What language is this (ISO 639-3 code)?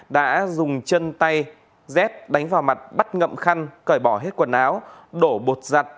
vie